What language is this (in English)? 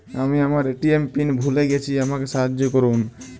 Bangla